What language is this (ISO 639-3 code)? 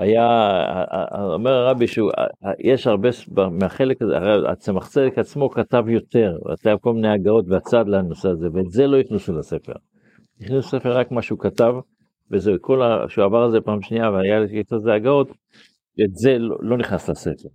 heb